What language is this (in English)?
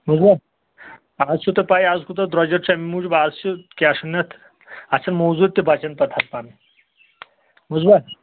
Kashmiri